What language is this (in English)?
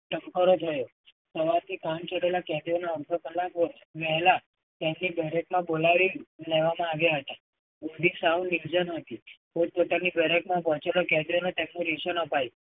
Gujarati